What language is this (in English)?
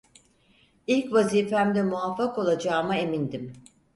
Turkish